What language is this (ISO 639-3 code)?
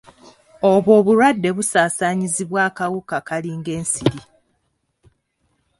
lug